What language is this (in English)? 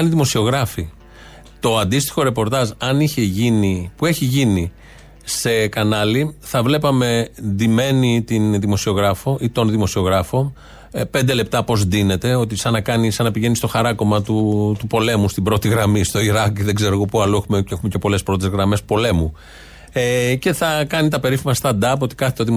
Greek